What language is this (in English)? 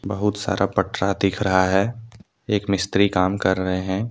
Hindi